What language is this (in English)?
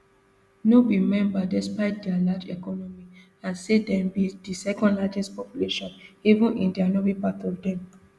Nigerian Pidgin